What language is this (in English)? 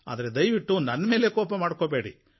Kannada